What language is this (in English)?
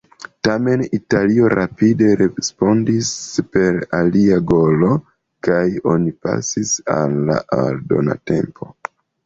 Esperanto